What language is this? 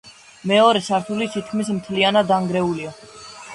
Georgian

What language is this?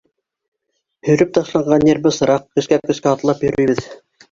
Bashkir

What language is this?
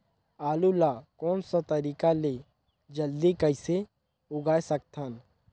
Chhattisgarhi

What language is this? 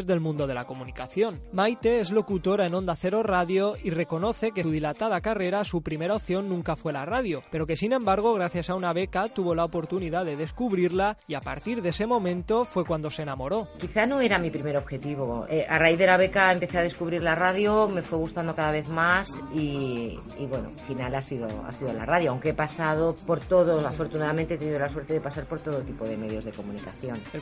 Spanish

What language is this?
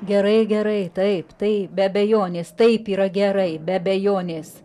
Lithuanian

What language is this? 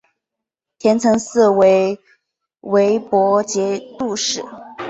Chinese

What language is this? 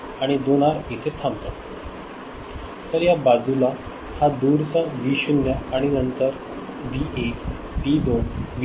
Marathi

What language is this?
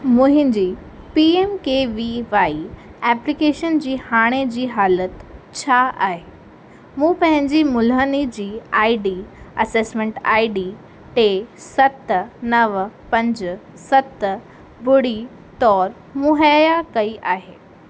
Sindhi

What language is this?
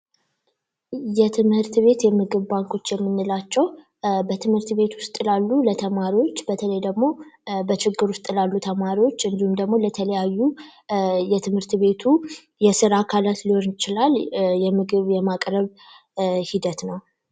Amharic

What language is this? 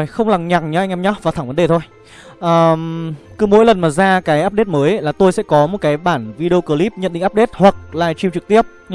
Vietnamese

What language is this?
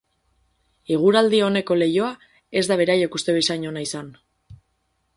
Basque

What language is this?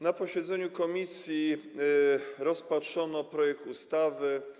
Polish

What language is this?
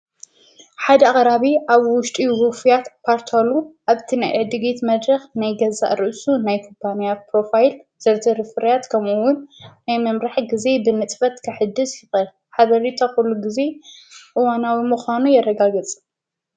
Tigrinya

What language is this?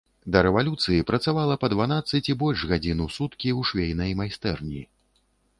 Belarusian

